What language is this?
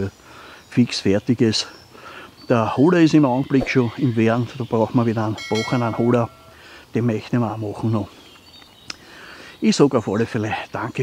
German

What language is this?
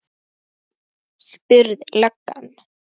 Icelandic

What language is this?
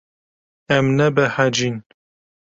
Kurdish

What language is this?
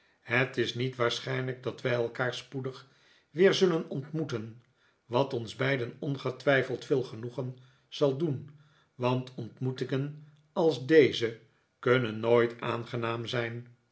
Dutch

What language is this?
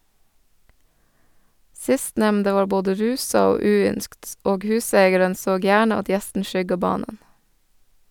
Norwegian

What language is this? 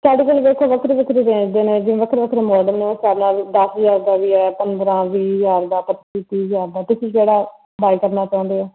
Punjabi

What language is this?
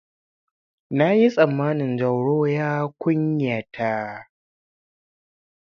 Hausa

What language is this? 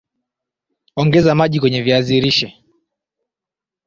Swahili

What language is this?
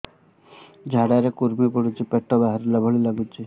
Odia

